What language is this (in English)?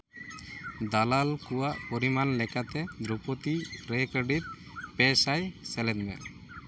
Santali